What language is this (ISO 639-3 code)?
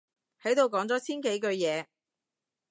yue